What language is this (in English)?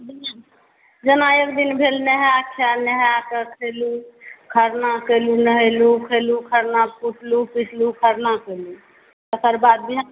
Maithili